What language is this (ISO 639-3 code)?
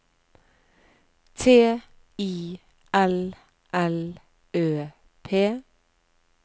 nor